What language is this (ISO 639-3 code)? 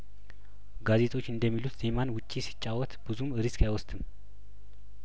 amh